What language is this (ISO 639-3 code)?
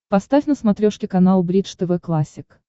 rus